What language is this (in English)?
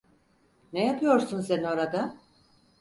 Turkish